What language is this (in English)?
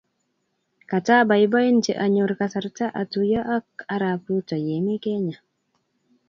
Kalenjin